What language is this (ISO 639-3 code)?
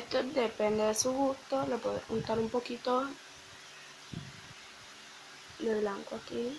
spa